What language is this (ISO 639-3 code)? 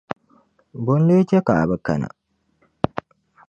dag